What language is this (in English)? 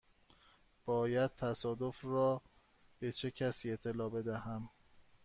Persian